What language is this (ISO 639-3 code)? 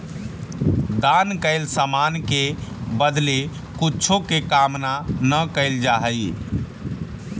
mag